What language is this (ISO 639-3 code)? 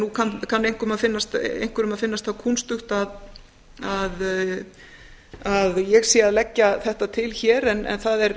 isl